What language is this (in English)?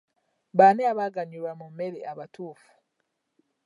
Ganda